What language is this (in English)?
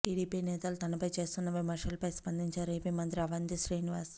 Telugu